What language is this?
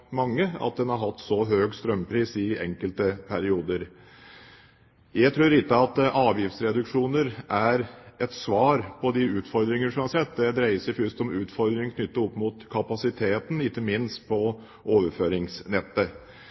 Norwegian Bokmål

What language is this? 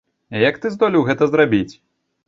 Belarusian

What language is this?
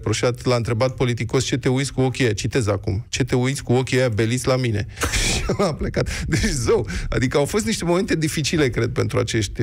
Romanian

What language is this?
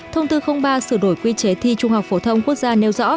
Vietnamese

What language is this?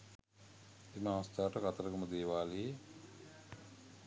Sinhala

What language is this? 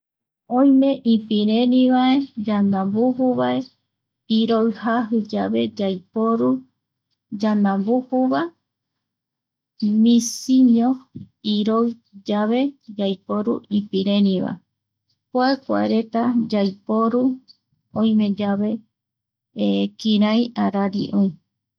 Eastern Bolivian Guaraní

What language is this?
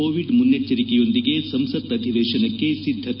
Kannada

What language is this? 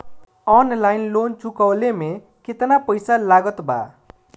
Bhojpuri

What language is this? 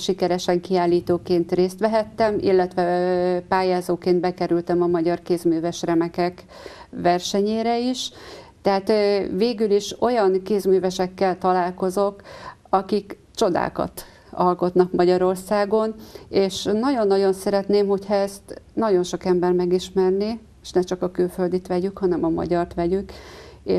Hungarian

